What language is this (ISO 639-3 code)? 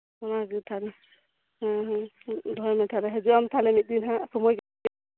sat